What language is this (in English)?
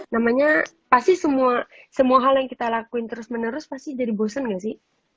Indonesian